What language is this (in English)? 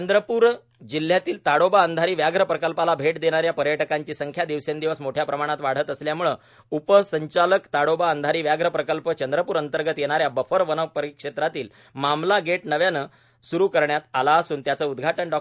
Marathi